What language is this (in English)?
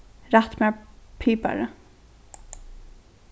Faroese